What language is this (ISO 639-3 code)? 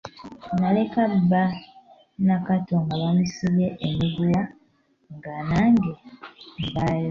lug